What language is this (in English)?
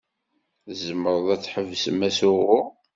Kabyle